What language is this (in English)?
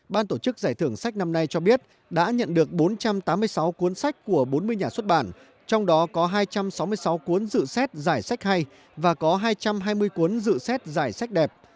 Vietnamese